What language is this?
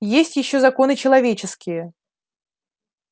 Russian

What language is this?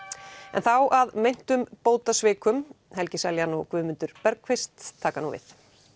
Icelandic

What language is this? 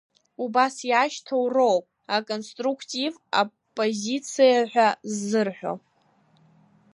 Abkhazian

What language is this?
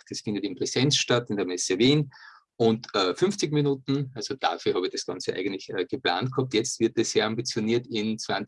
German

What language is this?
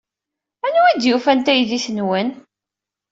Kabyle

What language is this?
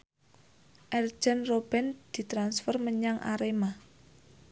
Javanese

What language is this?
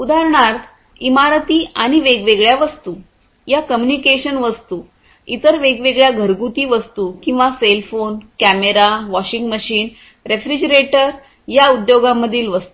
Marathi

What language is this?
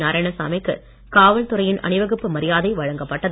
Tamil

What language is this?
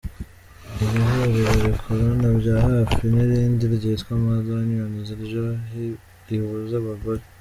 Kinyarwanda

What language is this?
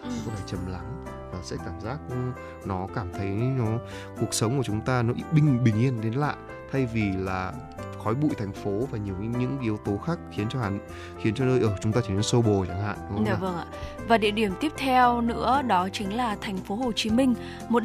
Vietnamese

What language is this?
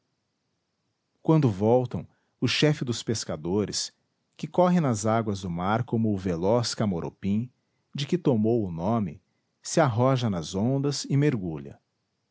Portuguese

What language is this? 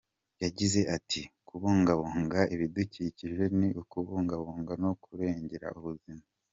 Kinyarwanda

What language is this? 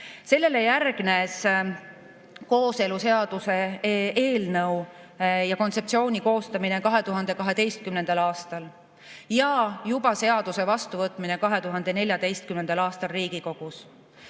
Estonian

